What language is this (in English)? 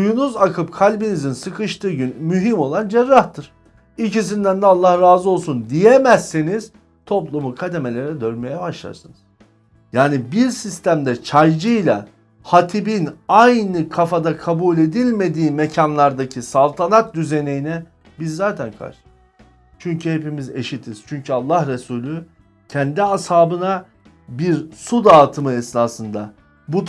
Turkish